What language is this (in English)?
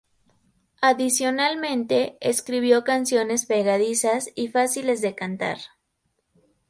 Spanish